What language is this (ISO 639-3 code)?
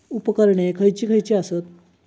mar